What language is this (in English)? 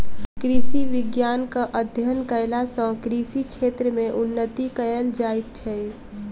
Maithili